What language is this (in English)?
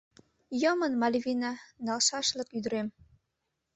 Mari